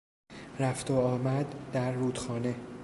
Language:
Persian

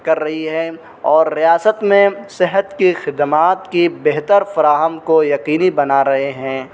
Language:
Urdu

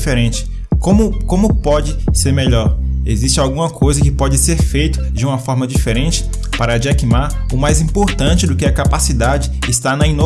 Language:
Portuguese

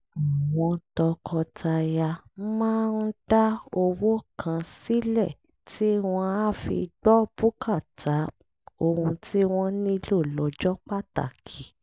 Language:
Yoruba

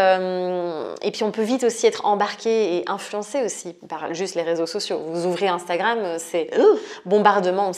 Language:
French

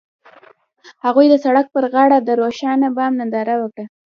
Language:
Pashto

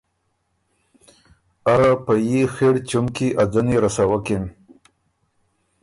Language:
Ormuri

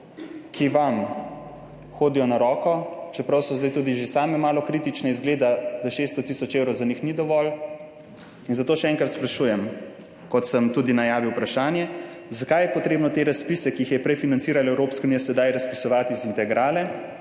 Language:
Slovenian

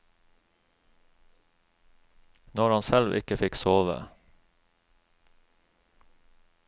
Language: Norwegian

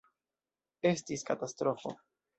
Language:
Esperanto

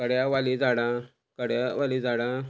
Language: Konkani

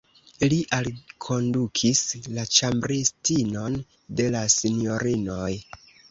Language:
Esperanto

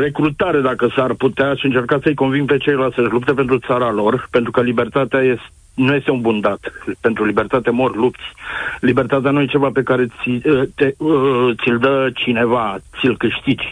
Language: Romanian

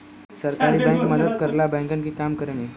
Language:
Bhojpuri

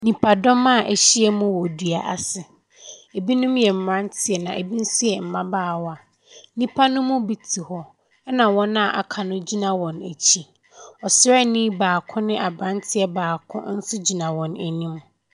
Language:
Akan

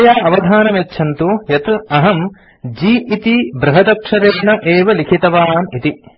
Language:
Sanskrit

